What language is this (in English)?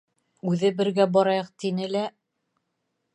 Bashkir